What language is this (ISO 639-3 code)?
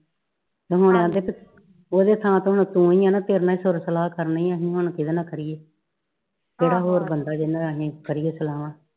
pan